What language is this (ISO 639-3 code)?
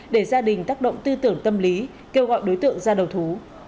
vie